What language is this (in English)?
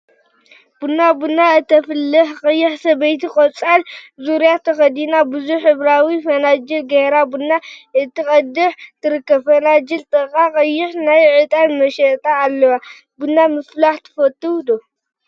Tigrinya